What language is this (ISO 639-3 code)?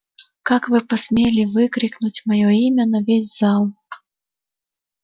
rus